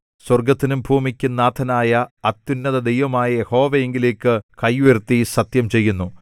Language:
Malayalam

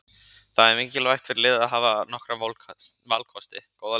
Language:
Icelandic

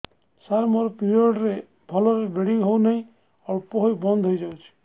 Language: Odia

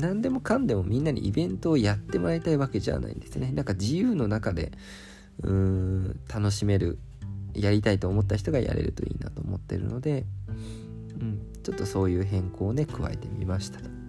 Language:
Japanese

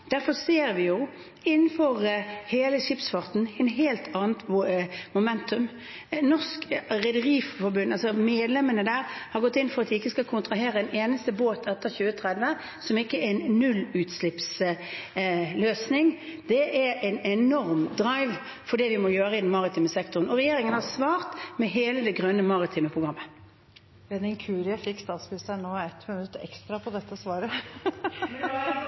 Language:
Norwegian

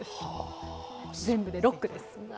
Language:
Japanese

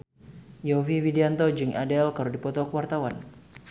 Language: Sundanese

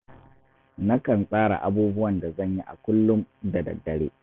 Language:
Hausa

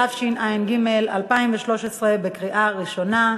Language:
Hebrew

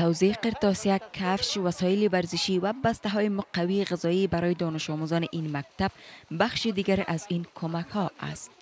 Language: Persian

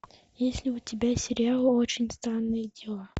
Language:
Russian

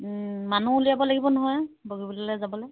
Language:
Assamese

